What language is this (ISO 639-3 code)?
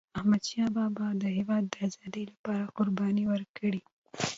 pus